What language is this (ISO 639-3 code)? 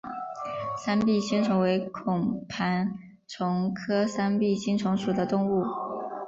zho